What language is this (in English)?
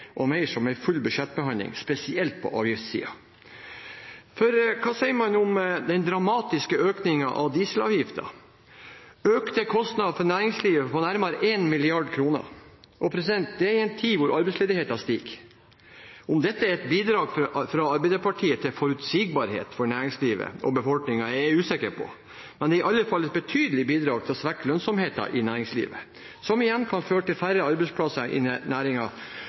Norwegian Bokmål